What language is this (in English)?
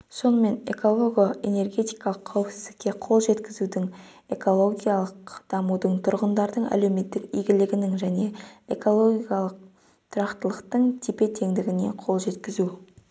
Kazakh